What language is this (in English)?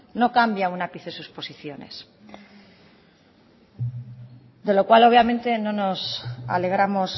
Spanish